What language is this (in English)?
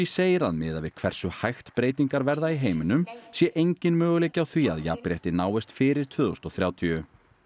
Icelandic